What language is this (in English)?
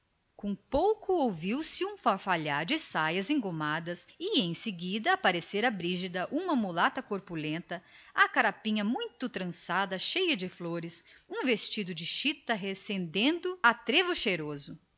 Portuguese